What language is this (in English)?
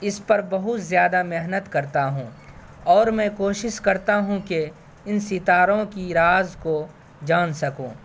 Urdu